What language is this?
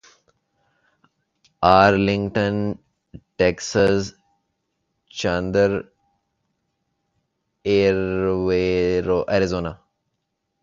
Urdu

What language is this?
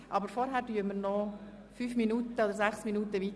Swiss German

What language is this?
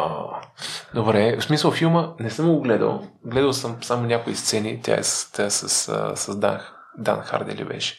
Bulgarian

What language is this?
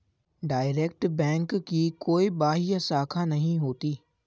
Hindi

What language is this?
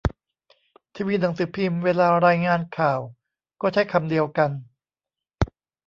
Thai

